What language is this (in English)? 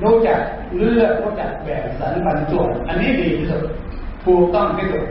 Thai